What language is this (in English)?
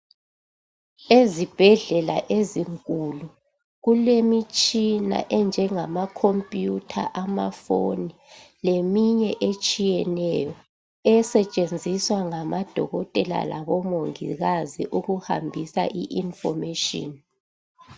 North Ndebele